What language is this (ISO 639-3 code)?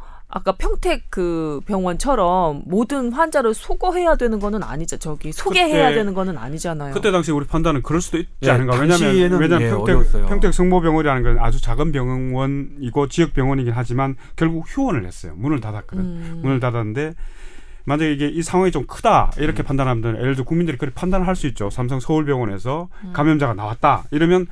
kor